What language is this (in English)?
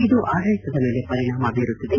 Kannada